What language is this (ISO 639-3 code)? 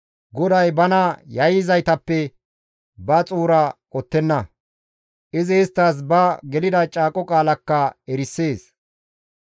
gmv